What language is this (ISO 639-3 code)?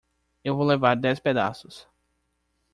por